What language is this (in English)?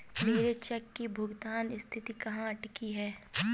Hindi